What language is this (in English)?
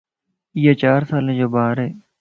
Lasi